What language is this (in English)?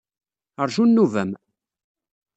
Kabyle